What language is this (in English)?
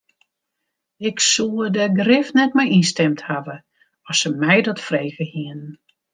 Western Frisian